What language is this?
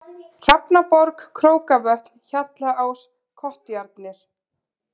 Icelandic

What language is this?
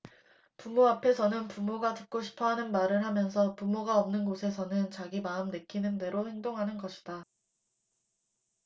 Korean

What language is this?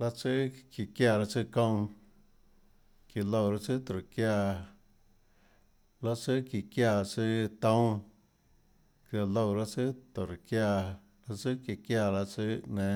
Tlacoatzintepec Chinantec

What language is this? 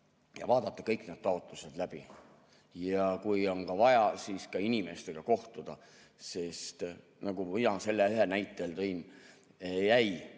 Estonian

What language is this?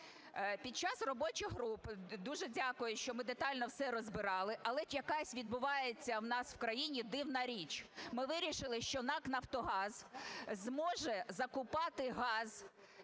Ukrainian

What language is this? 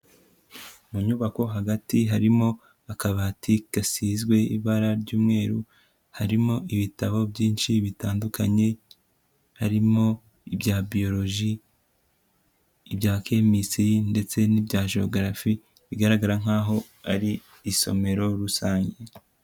Kinyarwanda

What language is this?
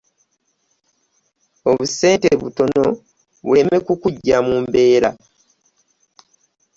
Ganda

